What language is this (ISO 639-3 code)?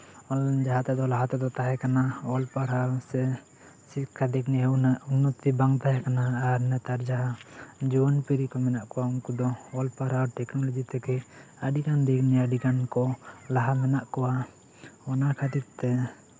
sat